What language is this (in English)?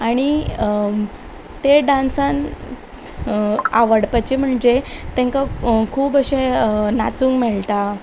Konkani